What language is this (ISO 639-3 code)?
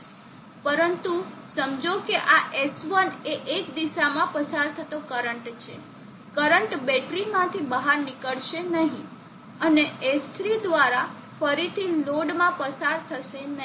guj